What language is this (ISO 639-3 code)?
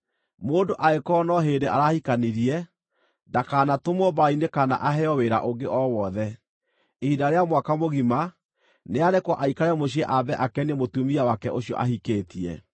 kik